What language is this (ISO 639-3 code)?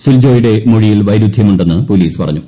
mal